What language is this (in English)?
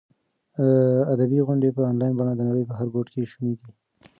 Pashto